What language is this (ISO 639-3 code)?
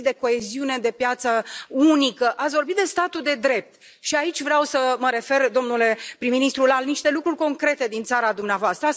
ron